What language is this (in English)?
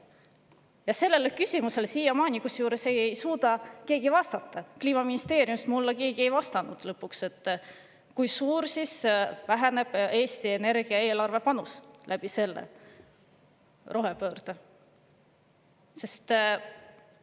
Estonian